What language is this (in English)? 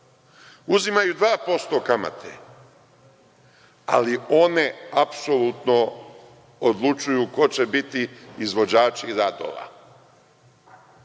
Serbian